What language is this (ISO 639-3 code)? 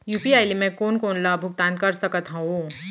hne